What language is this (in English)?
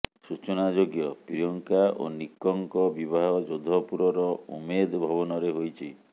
Odia